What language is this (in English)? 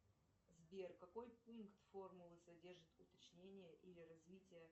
Russian